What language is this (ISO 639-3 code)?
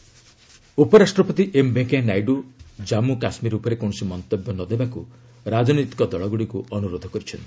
ori